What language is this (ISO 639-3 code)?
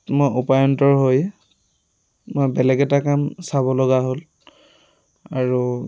asm